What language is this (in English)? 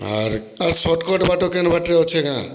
Odia